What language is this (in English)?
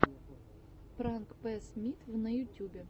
Russian